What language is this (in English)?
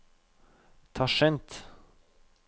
Norwegian